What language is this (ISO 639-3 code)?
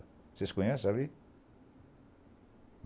por